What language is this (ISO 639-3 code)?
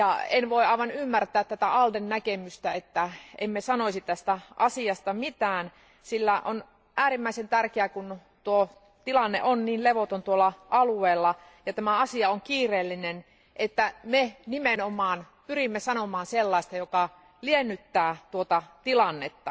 fin